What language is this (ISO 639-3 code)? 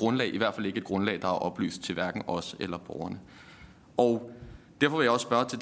dan